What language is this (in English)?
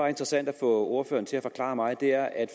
Danish